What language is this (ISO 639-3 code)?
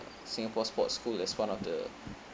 eng